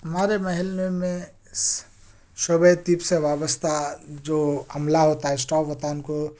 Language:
Urdu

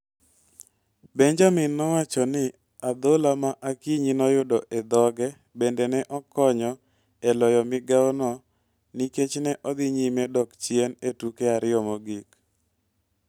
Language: Luo (Kenya and Tanzania)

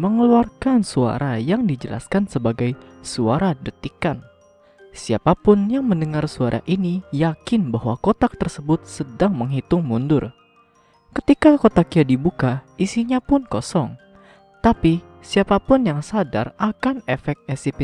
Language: Indonesian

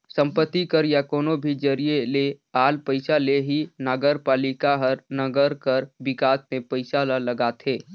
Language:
Chhattisgarhi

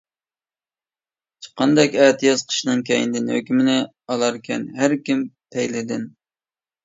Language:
Uyghur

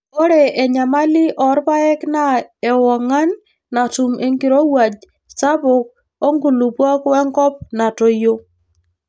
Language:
Masai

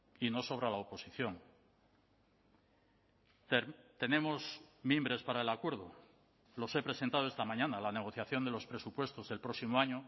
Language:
Spanish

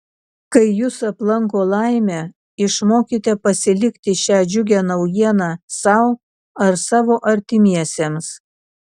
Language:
Lithuanian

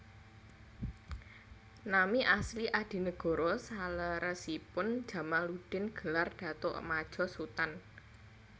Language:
Javanese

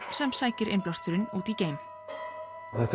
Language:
Icelandic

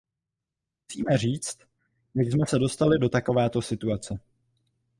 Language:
Czech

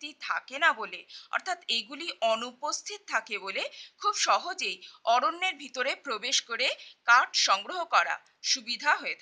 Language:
Hindi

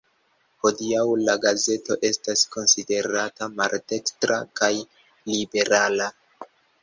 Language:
Esperanto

